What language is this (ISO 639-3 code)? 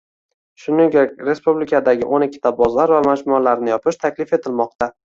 uzb